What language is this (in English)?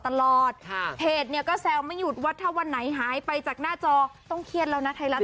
Thai